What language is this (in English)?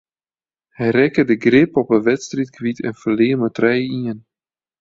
Western Frisian